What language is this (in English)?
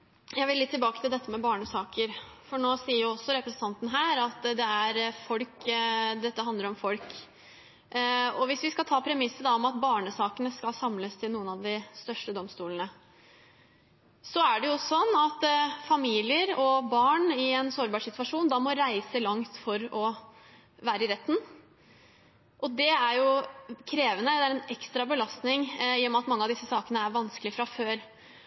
Norwegian Bokmål